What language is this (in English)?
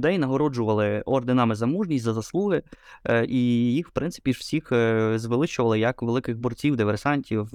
Ukrainian